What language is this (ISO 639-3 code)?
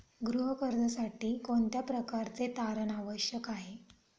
mar